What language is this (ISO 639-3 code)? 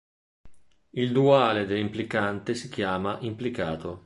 ita